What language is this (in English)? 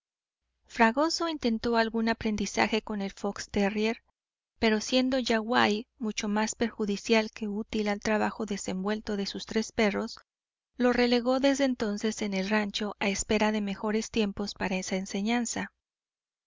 Spanish